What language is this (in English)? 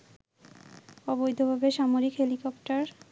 Bangla